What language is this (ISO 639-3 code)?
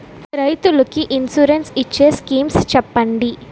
tel